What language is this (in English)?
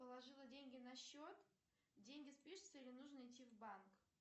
Russian